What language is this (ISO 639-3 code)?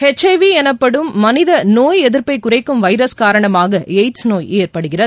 tam